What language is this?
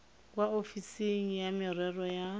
Tswana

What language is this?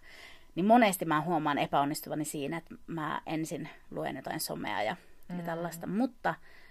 Finnish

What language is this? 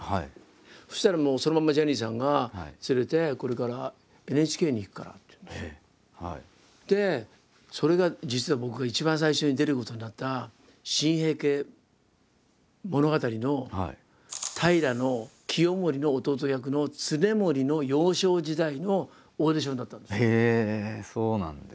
Japanese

